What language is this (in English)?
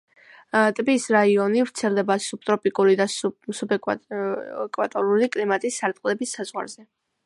Georgian